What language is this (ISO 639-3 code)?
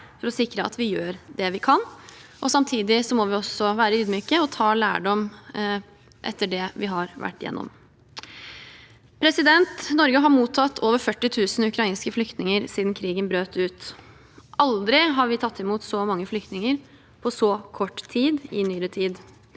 nor